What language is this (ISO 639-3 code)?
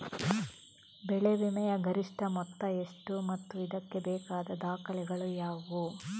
kan